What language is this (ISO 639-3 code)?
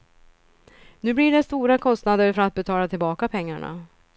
swe